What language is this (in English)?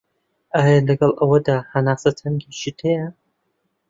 Central Kurdish